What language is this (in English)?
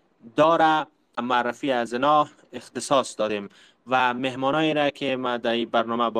Persian